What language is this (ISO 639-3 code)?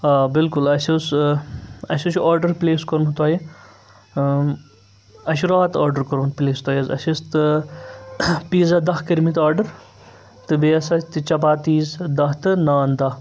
kas